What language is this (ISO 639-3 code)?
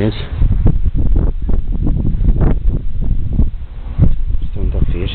ron